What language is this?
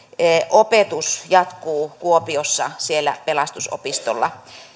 Finnish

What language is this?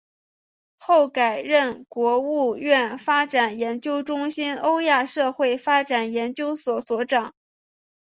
Chinese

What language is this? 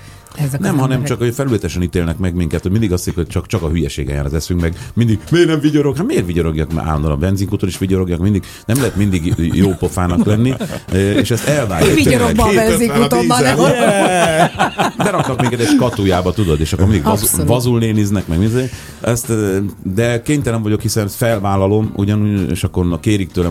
Hungarian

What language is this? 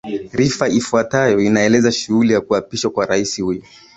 Swahili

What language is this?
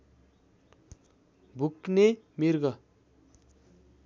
Nepali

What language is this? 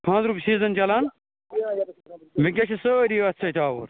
Kashmiri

